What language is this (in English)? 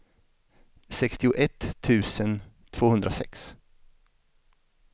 Swedish